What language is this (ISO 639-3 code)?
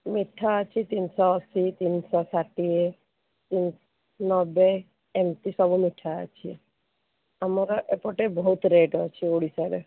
ori